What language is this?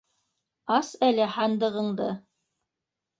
Bashkir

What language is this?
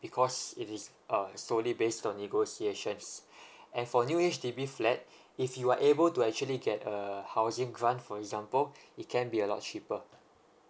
English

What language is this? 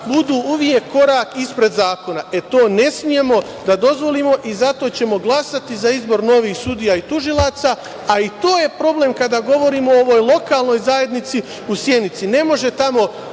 Serbian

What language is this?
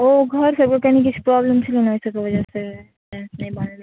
Maithili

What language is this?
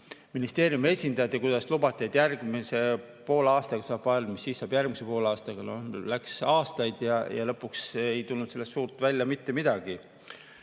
Estonian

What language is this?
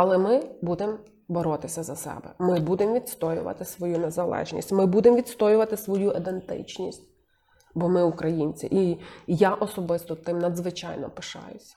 Ukrainian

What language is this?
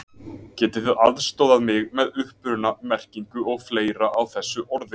Icelandic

